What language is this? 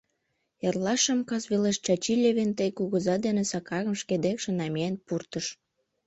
Mari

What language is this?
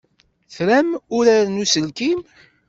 Kabyle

